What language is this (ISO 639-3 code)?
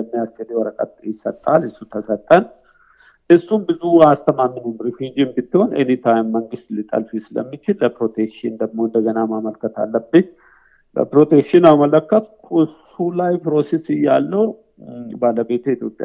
amh